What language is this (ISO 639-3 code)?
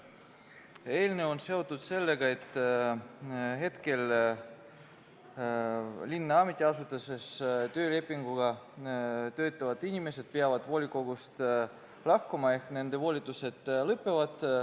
est